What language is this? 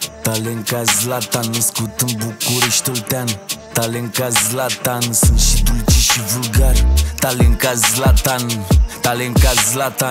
Romanian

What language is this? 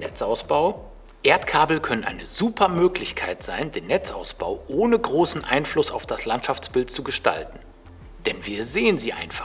German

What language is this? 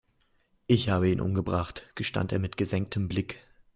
German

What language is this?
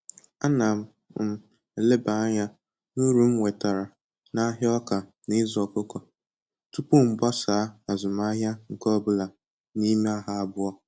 Igbo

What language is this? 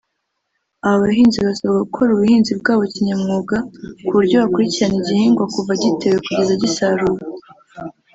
Kinyarwanda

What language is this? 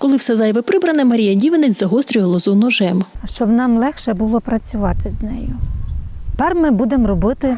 Ukrainian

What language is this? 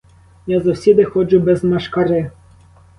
Ukrainian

